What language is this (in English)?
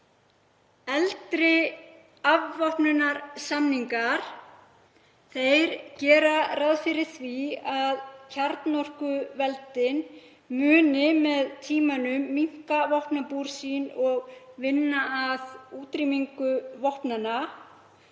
Icelandic